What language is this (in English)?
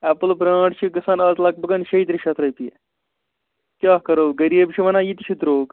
Kashmiri